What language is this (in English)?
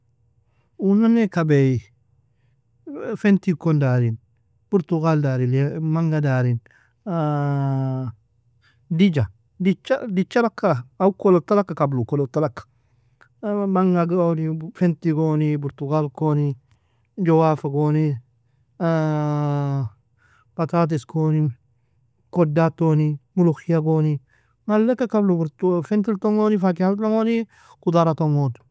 Nobiin